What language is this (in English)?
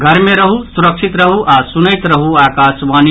Maithili